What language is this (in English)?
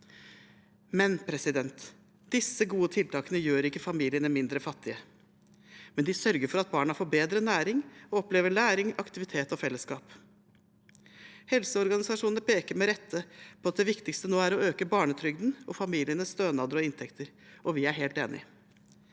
Norwegian